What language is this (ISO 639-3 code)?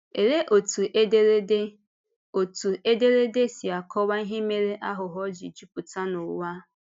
ibo